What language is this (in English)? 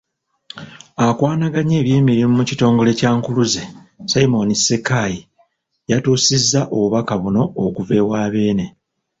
Ganda